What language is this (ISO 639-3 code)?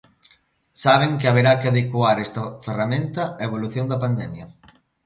glg